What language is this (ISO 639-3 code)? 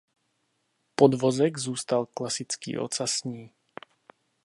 ces